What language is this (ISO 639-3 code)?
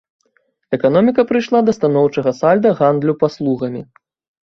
bel